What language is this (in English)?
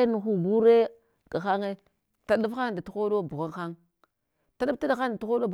Hwana